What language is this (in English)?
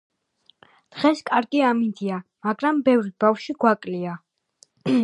Georgian